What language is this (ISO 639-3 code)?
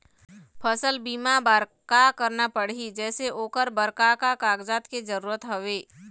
hne